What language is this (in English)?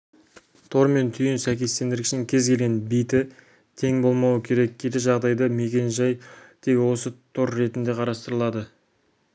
Kazakh